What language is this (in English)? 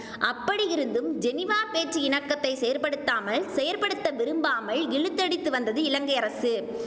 Tamil